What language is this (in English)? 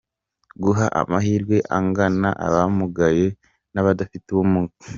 Kinyarwanda